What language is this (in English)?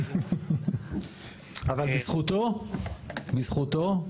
Hebrew